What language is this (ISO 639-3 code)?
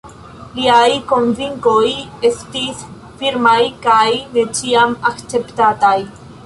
epo